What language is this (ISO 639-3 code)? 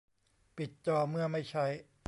tha